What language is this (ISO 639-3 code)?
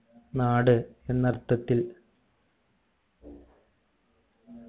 mal